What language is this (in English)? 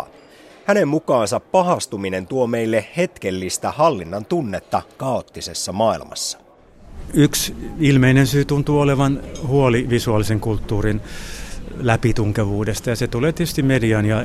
Finnish